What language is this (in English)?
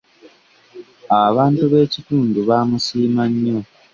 Ganda